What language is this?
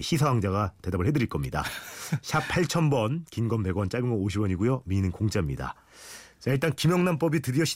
Korean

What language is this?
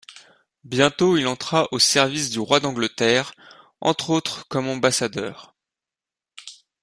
French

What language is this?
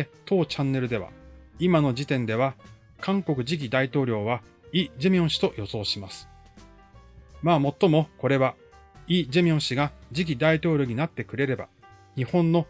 Japanese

